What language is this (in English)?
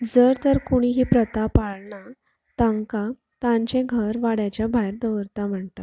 Konkani